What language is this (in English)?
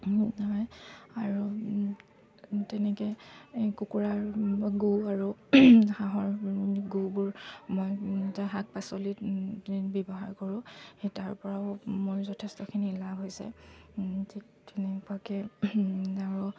Assamese